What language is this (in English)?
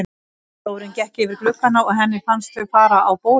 Icelandic